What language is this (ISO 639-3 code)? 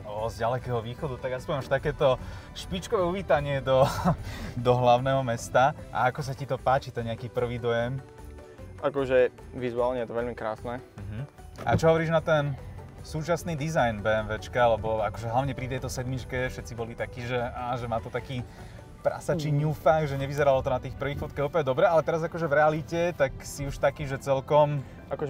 slk